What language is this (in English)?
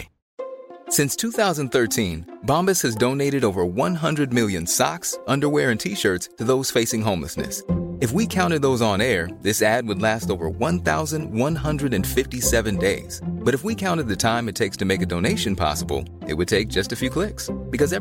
Swedish